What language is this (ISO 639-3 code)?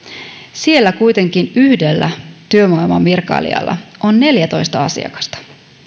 fin